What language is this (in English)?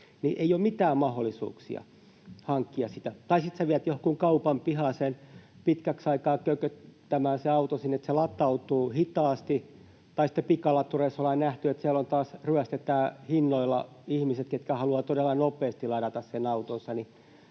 Finnish